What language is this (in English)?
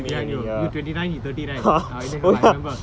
English